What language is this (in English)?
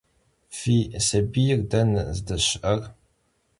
Kabardian